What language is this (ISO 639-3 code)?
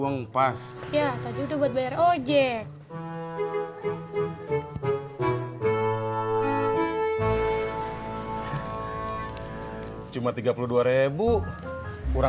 ind